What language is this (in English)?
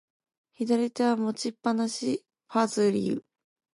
Japanese